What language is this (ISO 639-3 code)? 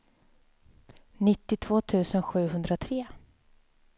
swe